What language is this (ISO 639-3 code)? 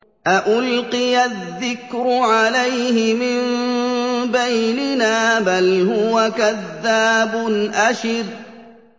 ara